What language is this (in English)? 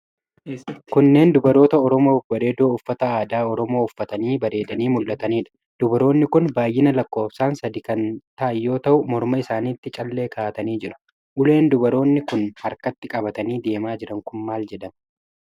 Oromo